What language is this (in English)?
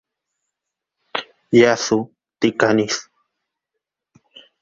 Greek